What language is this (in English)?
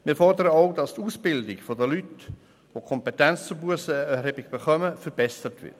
Swiss German